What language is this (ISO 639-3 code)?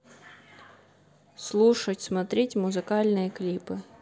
rus